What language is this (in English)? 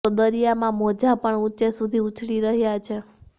Gujarati